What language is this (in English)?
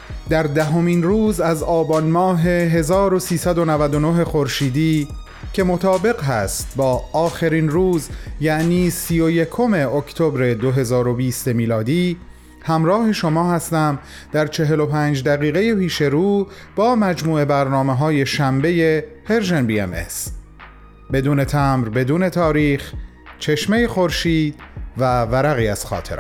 Persian